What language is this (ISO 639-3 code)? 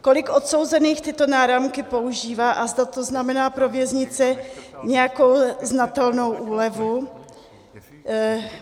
ces